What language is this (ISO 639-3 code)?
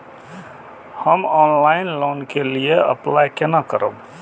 mai